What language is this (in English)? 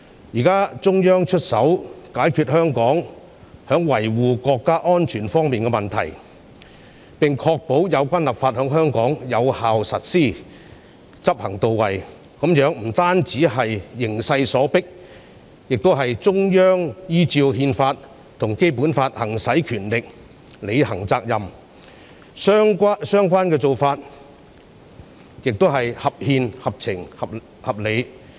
Cantonese